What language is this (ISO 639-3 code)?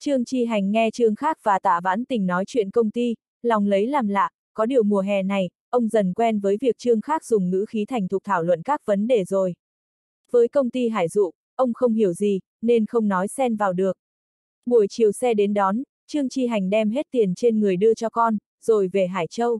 vie